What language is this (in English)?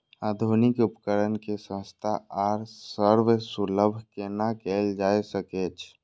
Maithili